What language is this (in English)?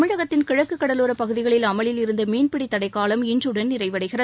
Tamil